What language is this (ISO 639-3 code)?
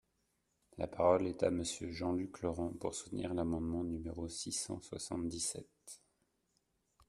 fra